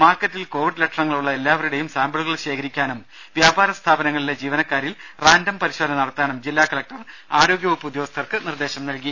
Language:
Malayalam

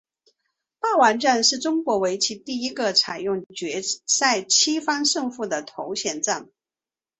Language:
Chinese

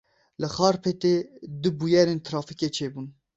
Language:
Kurdish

